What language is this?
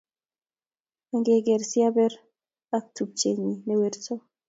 Kalenjin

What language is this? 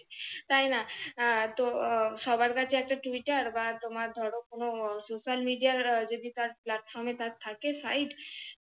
Bangla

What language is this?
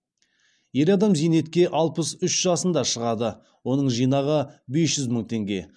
Kazakh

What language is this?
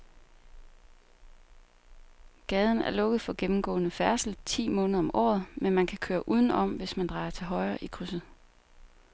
Danish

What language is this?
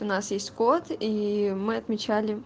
Russian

